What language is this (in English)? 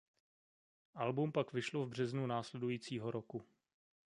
Czech